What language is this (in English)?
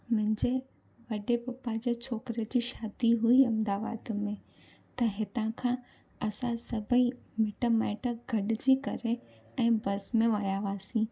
Sindhi